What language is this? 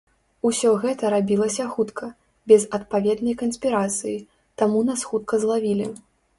Belarusian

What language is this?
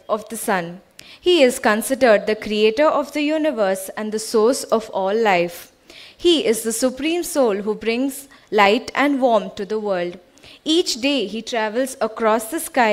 English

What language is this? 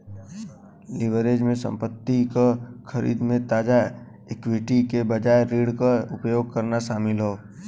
Bhojpuri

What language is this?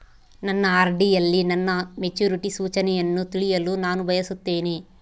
Kannada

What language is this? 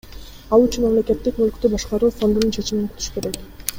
Kyrgyz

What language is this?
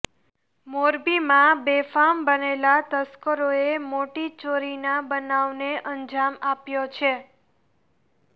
Gujarati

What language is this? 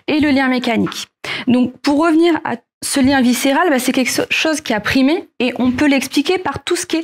French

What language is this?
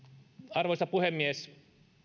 Finnish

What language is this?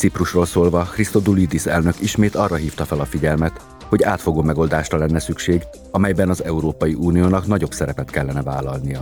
Hungarian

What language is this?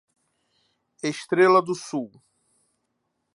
Portuguese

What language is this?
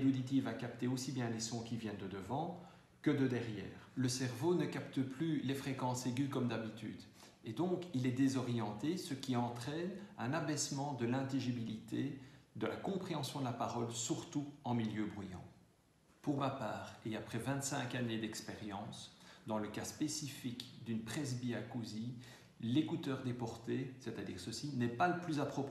French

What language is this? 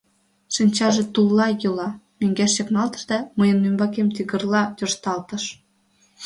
Mari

